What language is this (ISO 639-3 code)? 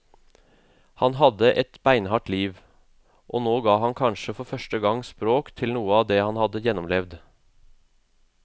nor